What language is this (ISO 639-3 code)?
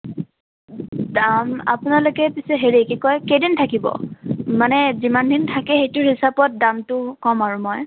asm